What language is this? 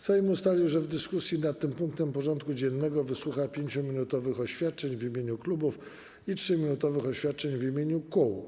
Polish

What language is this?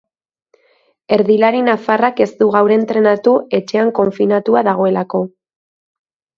Basque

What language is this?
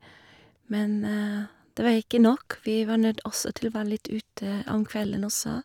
Norwegian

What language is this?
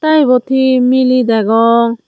Chakma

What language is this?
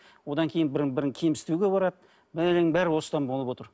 Kazakh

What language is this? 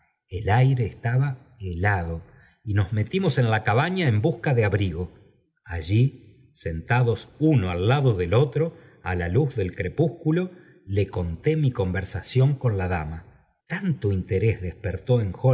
Spanish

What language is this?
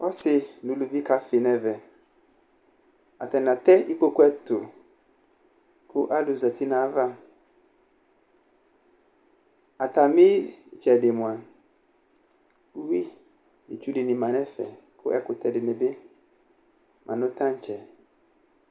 Ikposo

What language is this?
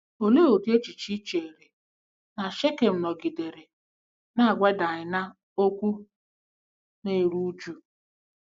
Igbo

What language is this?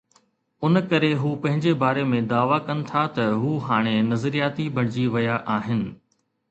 Sindhi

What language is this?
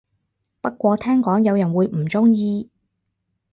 Cantonese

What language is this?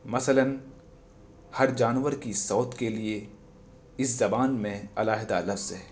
Urdu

